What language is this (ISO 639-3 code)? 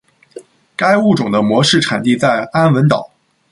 zho